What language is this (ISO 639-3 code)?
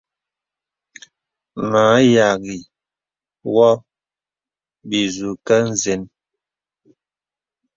beb